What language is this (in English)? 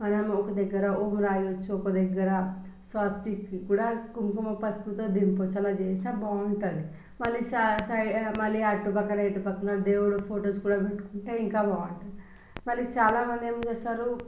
Telugu